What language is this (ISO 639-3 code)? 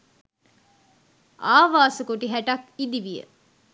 sin